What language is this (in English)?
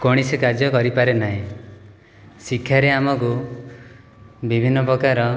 Odia